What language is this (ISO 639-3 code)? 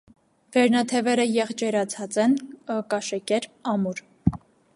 hye